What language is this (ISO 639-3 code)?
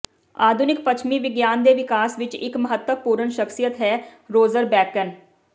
pan